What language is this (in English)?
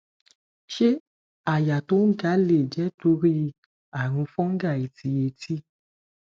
Yoruba